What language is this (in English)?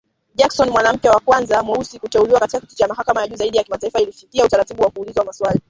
Swahili